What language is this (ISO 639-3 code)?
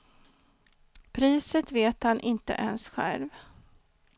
swe